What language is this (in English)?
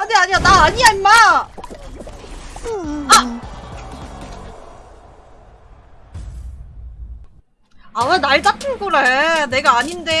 Korean